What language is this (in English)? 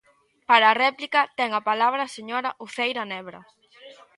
Galician